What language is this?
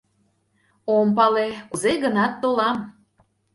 Mari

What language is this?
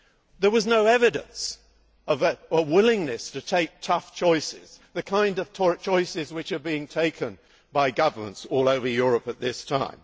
English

